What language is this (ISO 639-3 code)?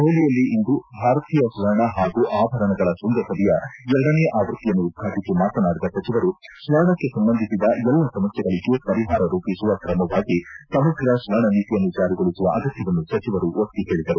kan